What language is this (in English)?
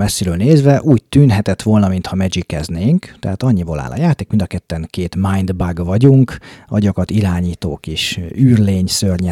Hungarian